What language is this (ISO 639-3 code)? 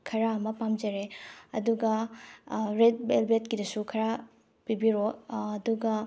mni